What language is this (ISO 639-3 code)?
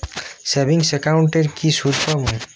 ben